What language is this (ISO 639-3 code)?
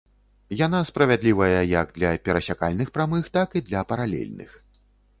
bel